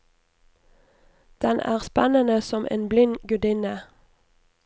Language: Norwegian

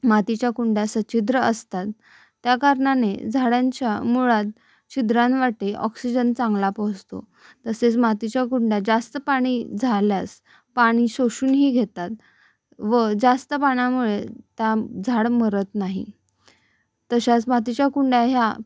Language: Marathi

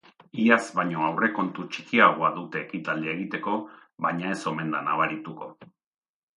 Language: Basque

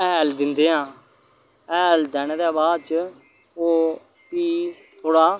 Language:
Dogri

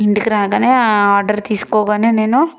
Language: Telugu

